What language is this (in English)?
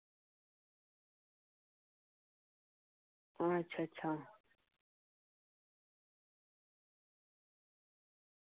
Dogri